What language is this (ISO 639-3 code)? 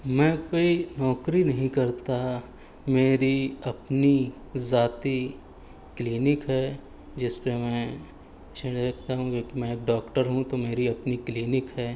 urd